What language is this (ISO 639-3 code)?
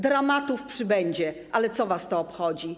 pol